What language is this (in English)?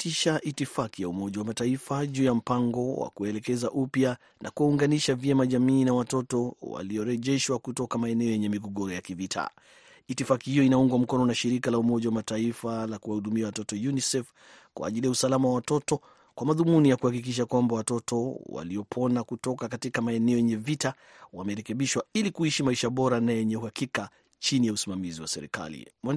Swahili